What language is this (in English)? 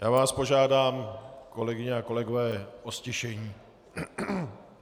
Czech